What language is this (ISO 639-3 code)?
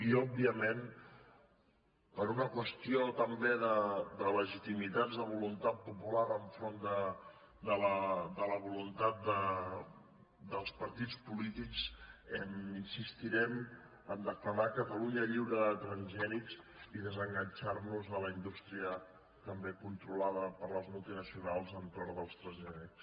cat